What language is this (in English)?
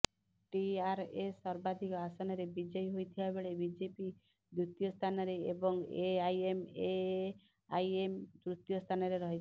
Odia